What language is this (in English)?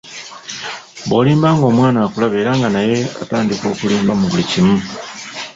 Ganda